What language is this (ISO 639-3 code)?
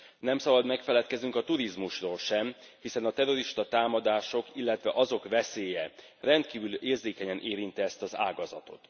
hun